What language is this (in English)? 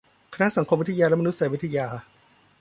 Thai